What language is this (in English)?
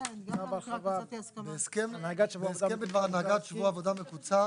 Hebrew